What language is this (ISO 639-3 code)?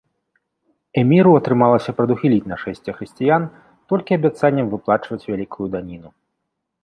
bel